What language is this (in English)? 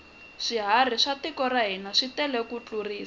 Tsonga